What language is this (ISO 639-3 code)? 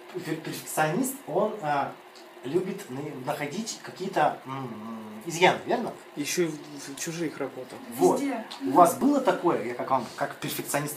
rus